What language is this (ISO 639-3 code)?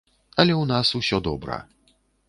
bel